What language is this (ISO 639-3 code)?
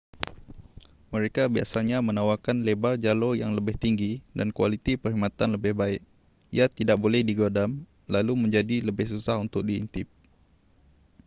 msa